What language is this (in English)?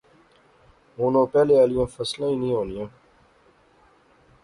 Pahari-Potwari